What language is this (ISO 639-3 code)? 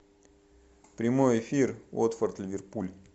rus